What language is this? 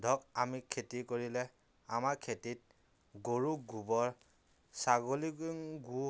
Assamese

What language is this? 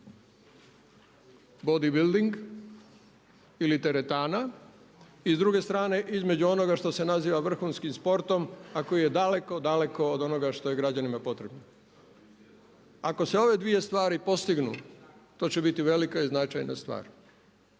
Croatian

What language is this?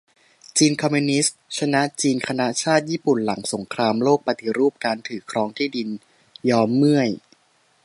Thai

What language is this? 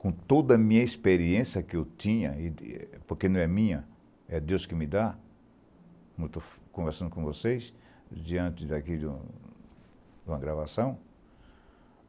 Portuguese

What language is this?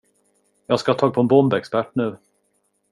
Swedish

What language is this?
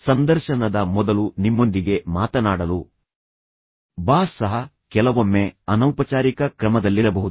Kannada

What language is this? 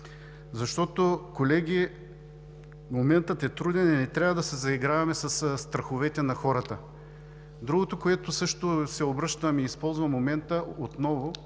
Bulgarian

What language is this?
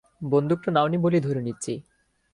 Bangla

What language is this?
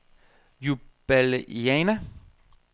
Danish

